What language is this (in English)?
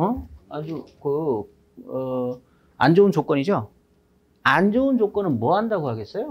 Korean